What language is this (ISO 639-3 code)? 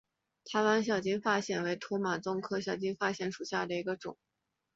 zho